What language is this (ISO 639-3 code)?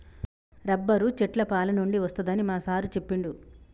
tel